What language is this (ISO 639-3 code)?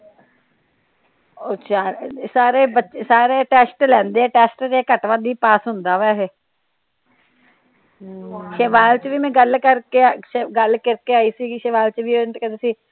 pan